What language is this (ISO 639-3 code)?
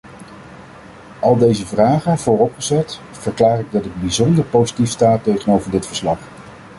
nld